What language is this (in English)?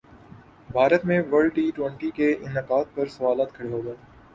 Urdu